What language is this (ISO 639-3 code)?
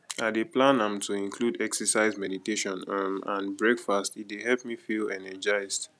pcm